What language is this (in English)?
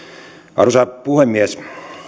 Finnish